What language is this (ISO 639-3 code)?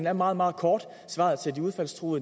dan